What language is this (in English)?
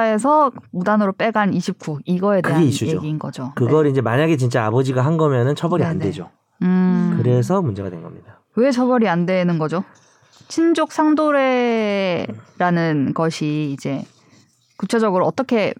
Korean